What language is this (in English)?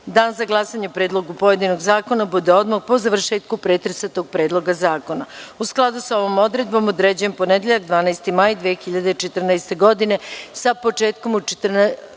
Serbian